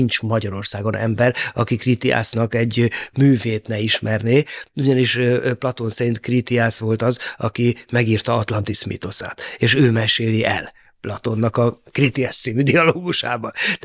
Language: Hungarian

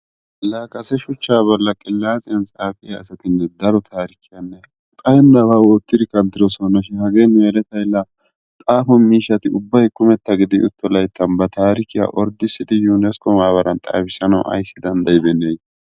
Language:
Wolaytta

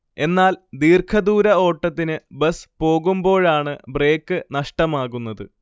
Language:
Malayalam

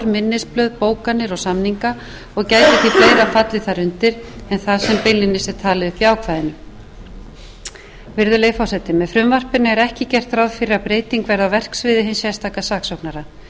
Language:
Icelandic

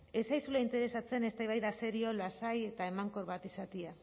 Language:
Basque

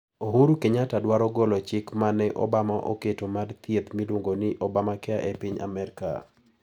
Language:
Luo (Kenya and Tanzania)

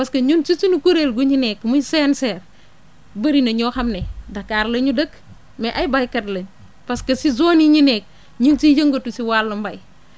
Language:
Wolof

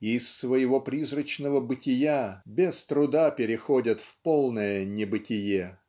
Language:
Russian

